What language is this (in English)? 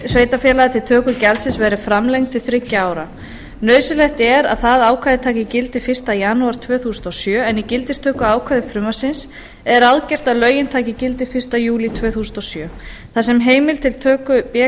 Icelandic